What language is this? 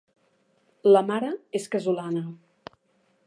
Catalan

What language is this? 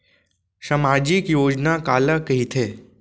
Chhattisgarhi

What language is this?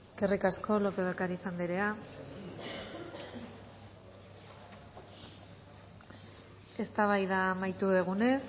Basque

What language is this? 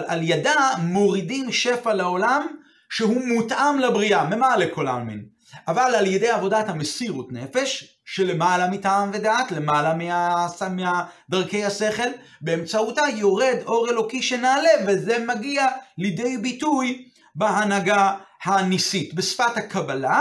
Hebrew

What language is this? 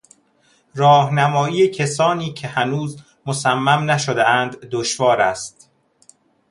Persian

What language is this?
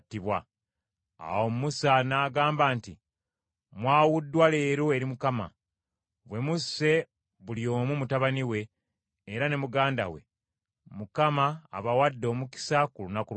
Ganda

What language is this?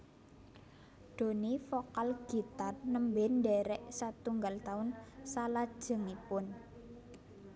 Javanese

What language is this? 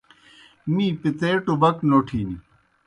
Kohistani Shina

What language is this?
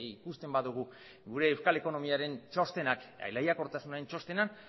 Basque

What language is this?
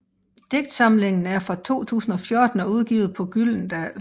Danish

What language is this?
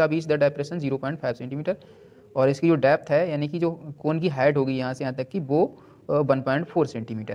Hindi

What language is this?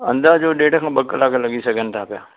Sindhi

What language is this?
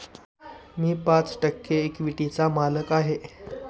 Marathi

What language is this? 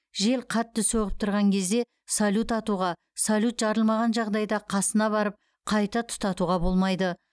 Kazakh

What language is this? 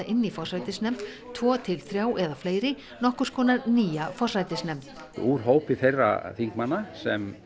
Icelandic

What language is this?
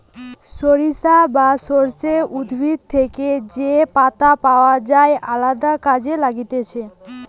Bangla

